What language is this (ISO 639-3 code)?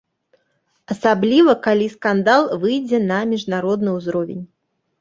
bel